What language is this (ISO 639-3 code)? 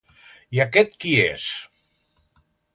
cat